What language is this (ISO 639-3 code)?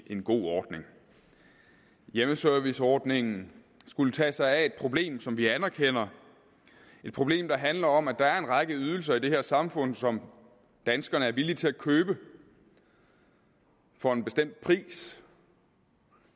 dan